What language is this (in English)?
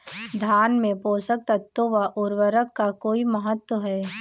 Hindi